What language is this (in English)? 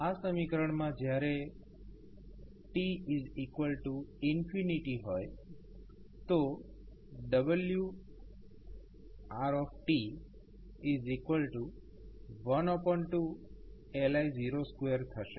Gujarati